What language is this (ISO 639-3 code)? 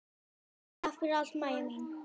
isl